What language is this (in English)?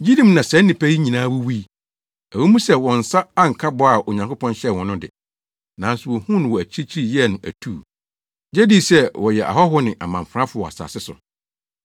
Akan